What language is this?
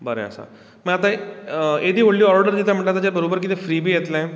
Konkani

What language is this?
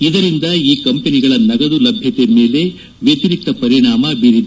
Kannada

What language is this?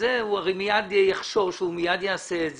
Hebrew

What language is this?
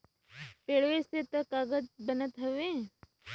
Bhojpuri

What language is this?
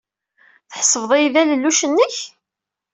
Kabyle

